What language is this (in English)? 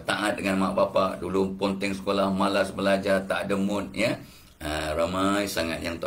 Malay